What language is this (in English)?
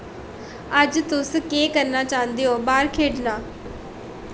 Dogri